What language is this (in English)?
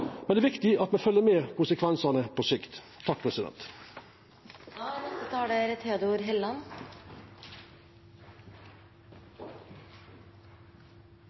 Norwegian Nynorsk